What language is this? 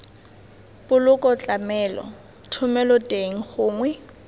Tswana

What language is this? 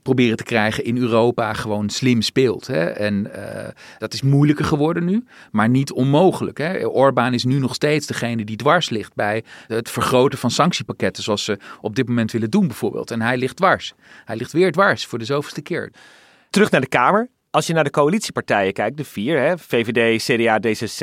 Dutch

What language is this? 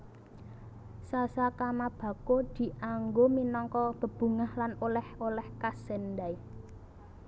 Javanese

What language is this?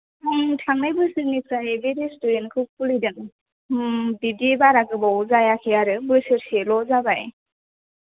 Bodo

